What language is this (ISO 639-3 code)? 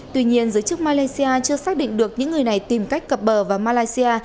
vie